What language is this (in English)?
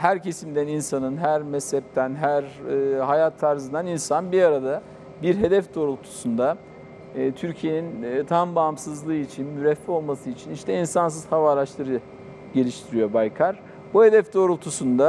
Turkish